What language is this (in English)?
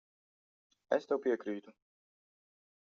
Latvian